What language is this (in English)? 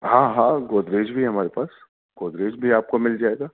Urdu